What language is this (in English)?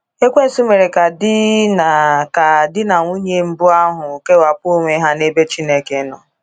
Igbo